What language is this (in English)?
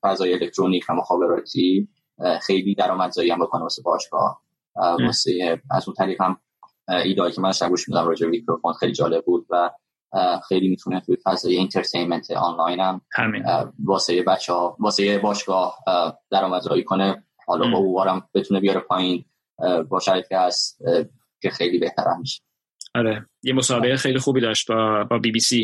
Persian